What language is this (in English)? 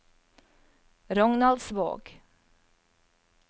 Norwegian